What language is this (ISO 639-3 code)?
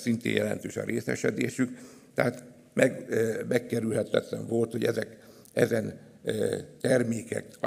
hun